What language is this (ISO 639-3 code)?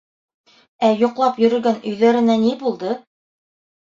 bak